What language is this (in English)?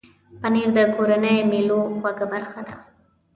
Pashto